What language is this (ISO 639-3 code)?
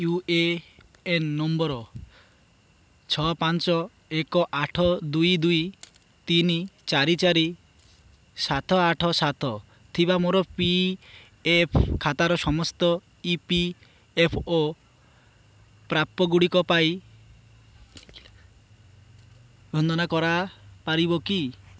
ori